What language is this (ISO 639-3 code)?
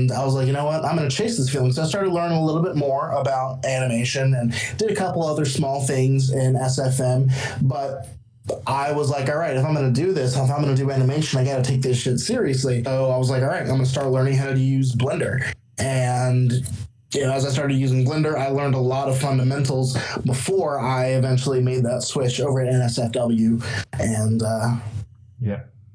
eng